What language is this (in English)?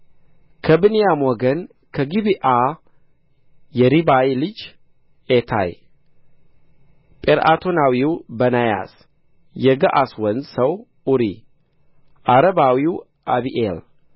Amharic